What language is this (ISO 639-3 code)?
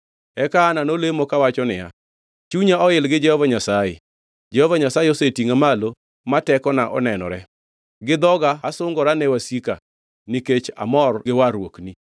luo